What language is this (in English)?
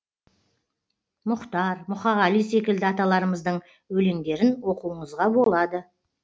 Kazakh